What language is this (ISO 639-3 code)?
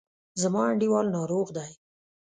pus